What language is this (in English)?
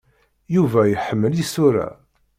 Kabyle